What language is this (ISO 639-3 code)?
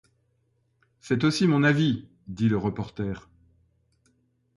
fra